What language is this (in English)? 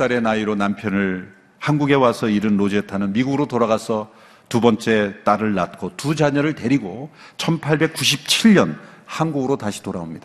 Korean